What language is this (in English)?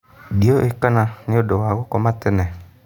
Kikuyu